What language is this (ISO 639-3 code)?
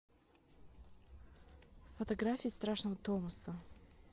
rus